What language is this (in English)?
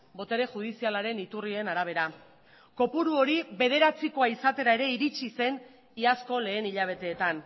Basque